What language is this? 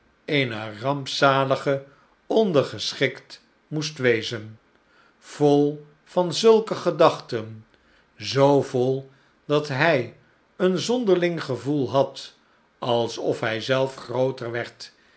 Dutch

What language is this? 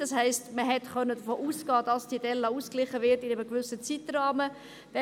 Swiss German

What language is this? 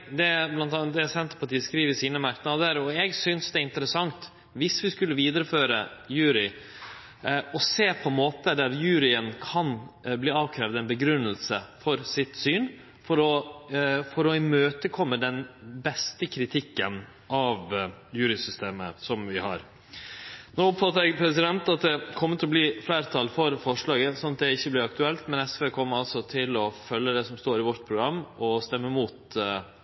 Norwegian Nynorsk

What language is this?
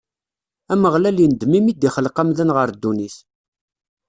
Kabyle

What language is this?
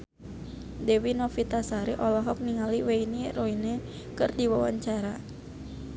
Sundanese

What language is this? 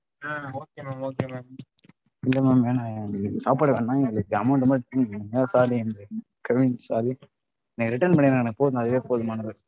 Tamil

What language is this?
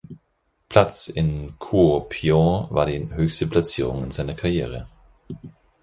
German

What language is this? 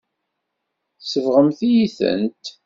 Kabyle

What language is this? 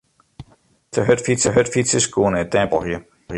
Western Frisian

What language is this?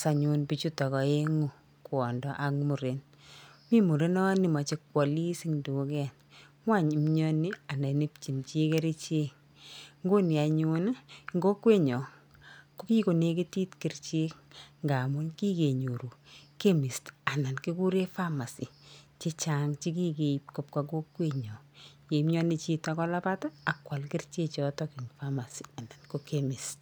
Kalenjin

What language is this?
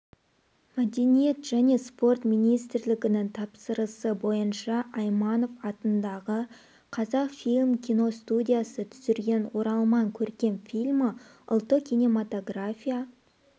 Kazakh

